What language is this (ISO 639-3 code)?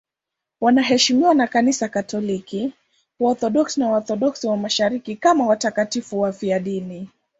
swa